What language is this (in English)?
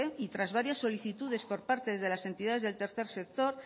Spanish